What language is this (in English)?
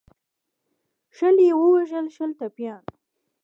Pashto